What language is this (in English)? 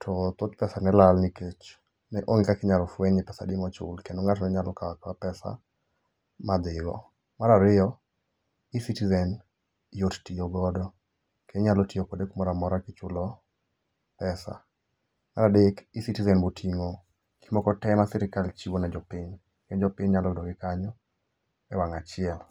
Luo (Kenya and Tanzania)